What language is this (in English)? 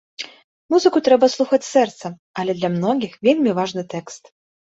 Belarusian